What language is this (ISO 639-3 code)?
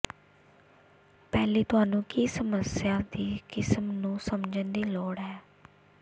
pan